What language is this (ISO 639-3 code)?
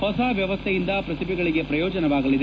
kan